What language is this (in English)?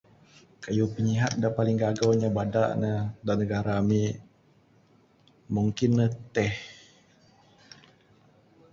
Bukar-Sadung Bidayuh